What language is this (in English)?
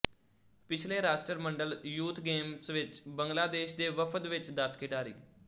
Punjabi